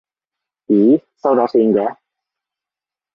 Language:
Cantonese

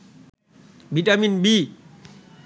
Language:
Bangla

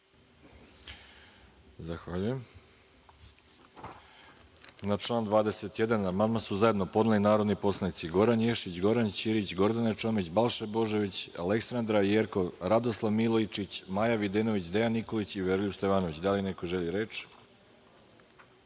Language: Serbian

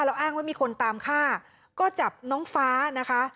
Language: Thai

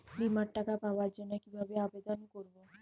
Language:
Bangla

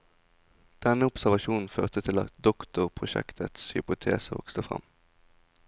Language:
Norwegian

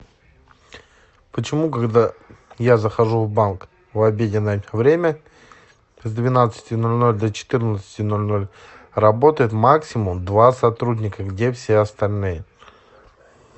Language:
Russian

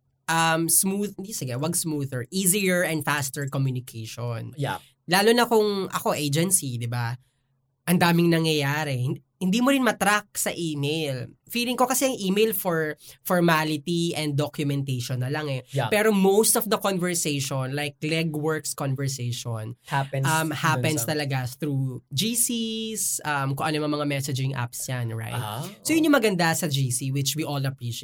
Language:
Filipino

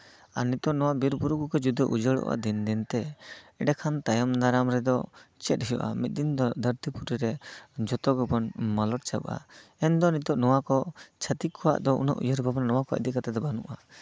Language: Santali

